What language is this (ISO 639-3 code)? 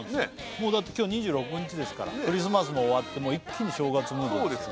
jpn